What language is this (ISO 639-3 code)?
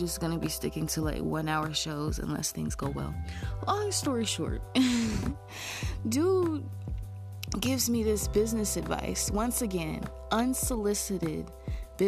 eng